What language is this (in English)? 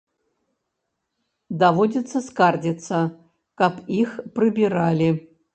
Belarusian